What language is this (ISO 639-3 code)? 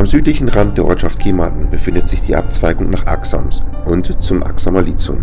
deu